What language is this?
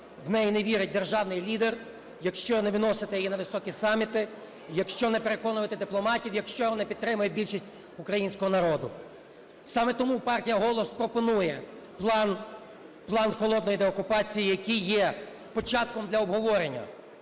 Ukrainian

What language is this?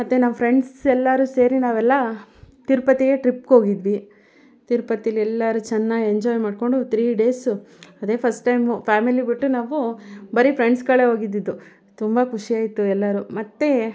Kannada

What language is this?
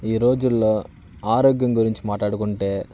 Telugu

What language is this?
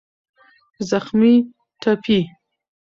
Pashto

